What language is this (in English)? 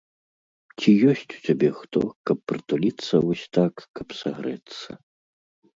Belarusian